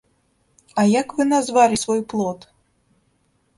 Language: Belarusian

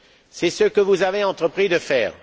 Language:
French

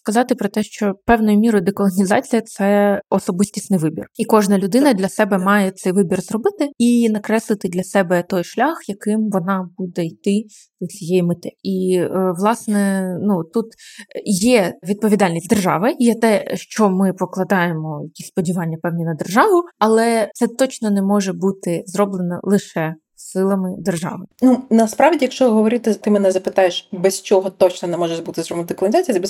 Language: Ukrainian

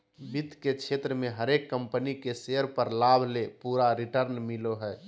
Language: Magahi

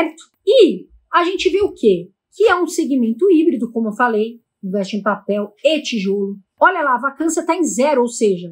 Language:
Portuguese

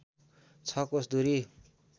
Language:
Nepali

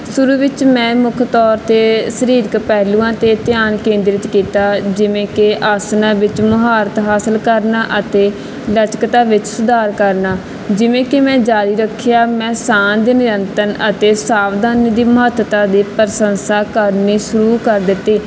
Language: Punjabi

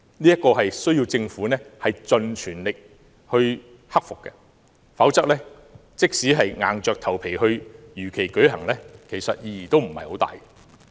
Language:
Cantonese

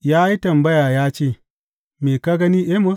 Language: Hausa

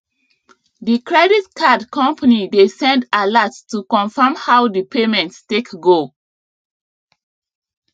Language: Nigerian Pidgin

